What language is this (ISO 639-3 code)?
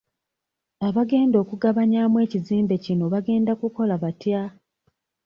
lug